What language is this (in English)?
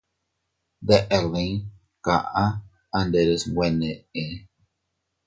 Teutila Cuicatec